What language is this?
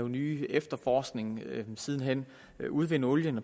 Danish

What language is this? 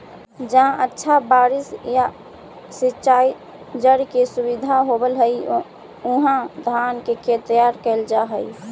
Magahi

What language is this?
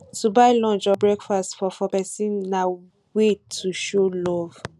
Nigerian Pidgin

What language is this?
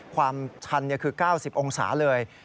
Thai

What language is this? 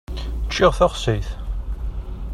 Kabyle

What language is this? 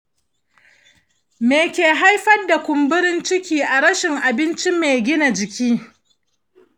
Hausa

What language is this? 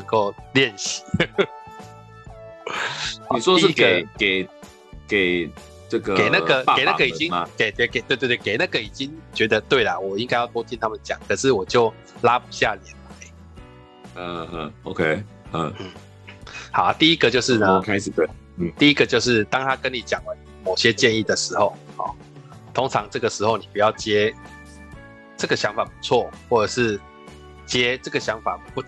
Chinese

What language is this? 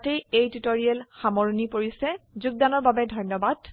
Assamese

